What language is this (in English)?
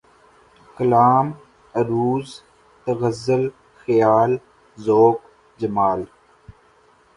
Urdu